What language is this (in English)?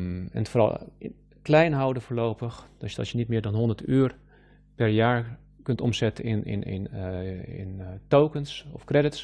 Dutch